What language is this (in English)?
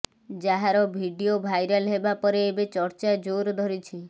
Odia